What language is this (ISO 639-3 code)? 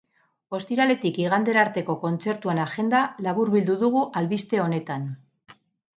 eus